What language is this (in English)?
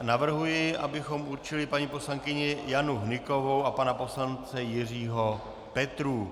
Czech